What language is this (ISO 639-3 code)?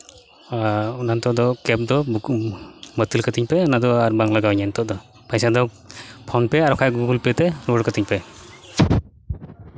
sat